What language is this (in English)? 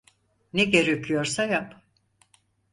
Turkish